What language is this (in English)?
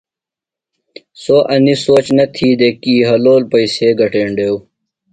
Phalura